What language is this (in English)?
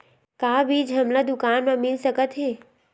Chhattisgarhi